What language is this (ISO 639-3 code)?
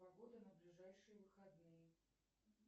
rus